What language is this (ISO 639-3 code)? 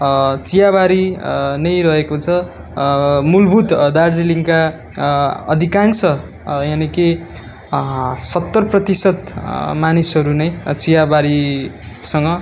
nep